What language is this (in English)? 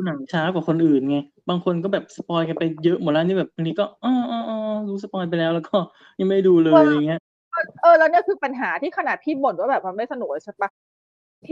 Thai